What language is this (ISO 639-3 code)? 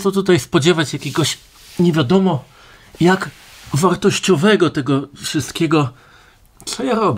pol